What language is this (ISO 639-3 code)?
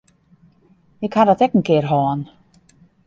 fry